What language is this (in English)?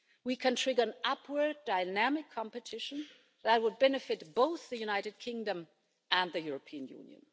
English